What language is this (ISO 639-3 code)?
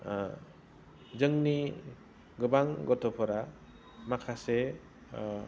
brx